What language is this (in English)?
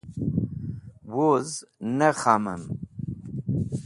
Wakhi